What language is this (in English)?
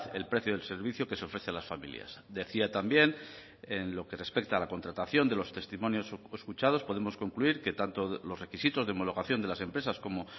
Spanish